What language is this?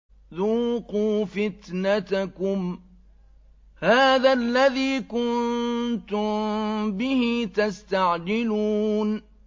Arabic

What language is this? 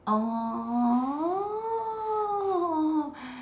English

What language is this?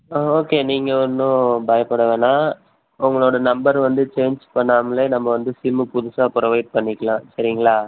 Tamil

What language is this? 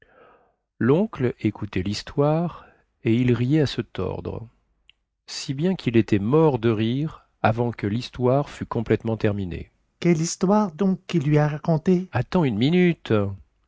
French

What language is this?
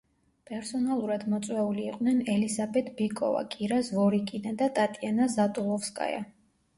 Georgian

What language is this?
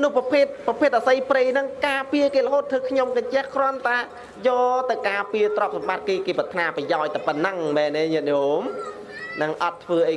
Vietnamese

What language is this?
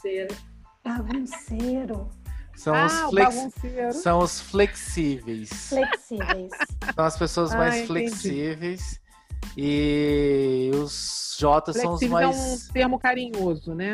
Portuguese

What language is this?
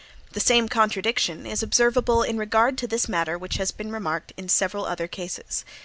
English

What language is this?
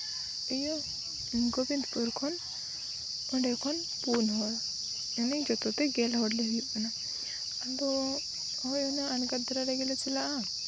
Santali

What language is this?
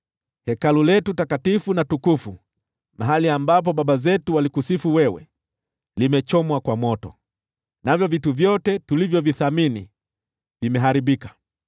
Swahili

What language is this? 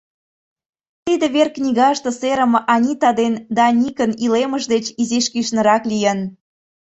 Mari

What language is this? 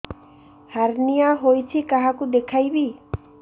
Odia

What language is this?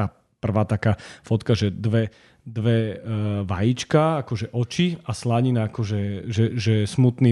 Slovak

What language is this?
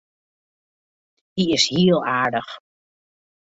Western Frisian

